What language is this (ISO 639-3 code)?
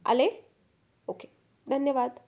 mar